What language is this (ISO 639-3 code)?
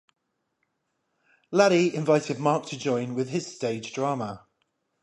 eng